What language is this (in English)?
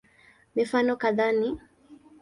Swahili